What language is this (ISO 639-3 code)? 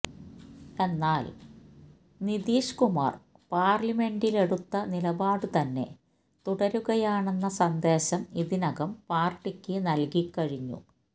mal